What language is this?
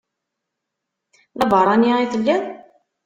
Kabyle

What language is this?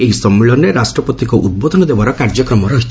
Odia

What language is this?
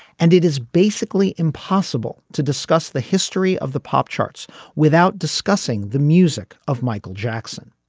English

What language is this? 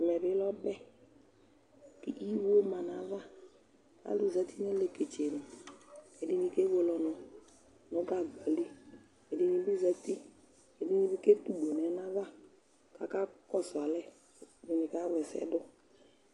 Ikposo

